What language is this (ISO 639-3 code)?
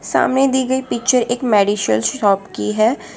hin